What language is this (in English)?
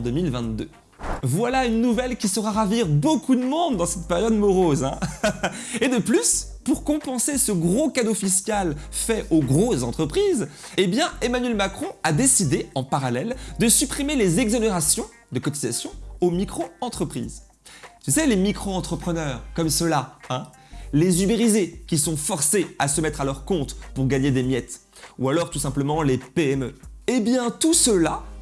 French